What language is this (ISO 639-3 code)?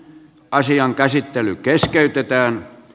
fin